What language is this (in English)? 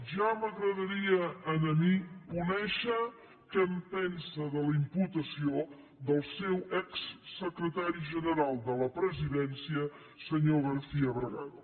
Catalan